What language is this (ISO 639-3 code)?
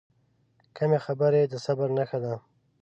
pus